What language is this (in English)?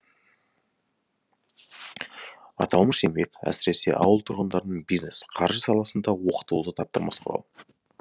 Kazakh